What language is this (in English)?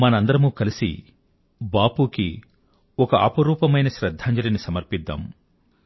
Telugu